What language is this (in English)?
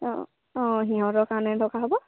Assamese